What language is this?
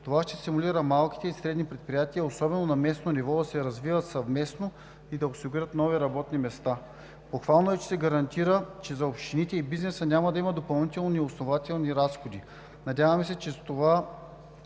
Bulgarian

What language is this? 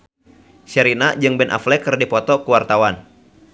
Sundanese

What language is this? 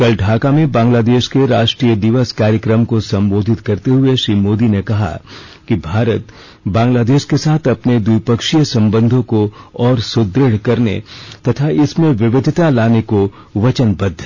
Hindi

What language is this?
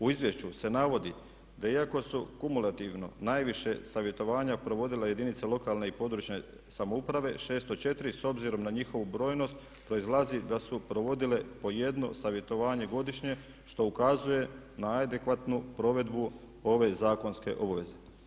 Croatian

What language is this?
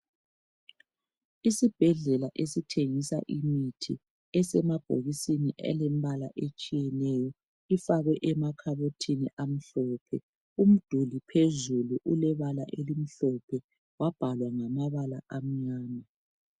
North Ndebele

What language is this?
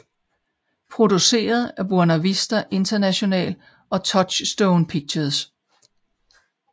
Danish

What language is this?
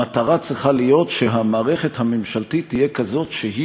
Hebrew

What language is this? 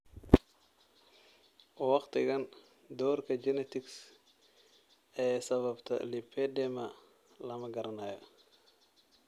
Somali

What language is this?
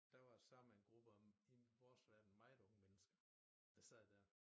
Danish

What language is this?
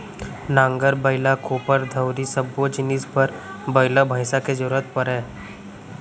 Chhattisgarhi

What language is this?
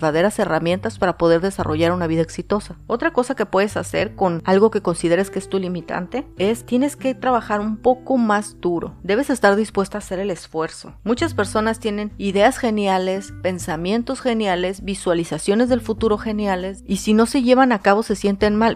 Spanish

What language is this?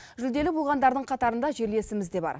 Kazakh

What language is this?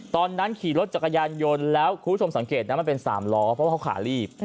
Thai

